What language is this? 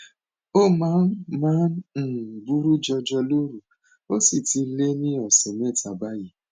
Yoruba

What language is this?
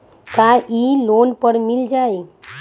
Magahi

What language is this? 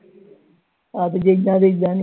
Punjabi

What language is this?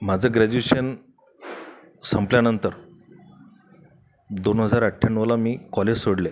Marathi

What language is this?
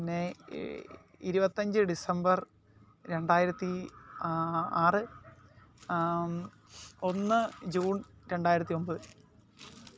Malayalam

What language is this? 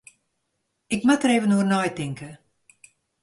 Western Frisian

